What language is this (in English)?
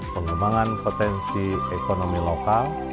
Indonesian